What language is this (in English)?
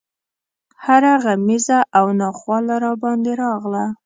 Pashto